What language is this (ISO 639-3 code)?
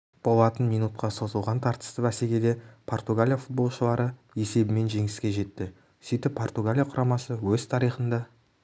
kaz